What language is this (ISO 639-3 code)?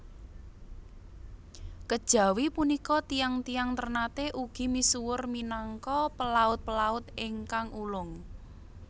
jav